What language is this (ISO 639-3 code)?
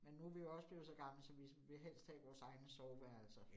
dan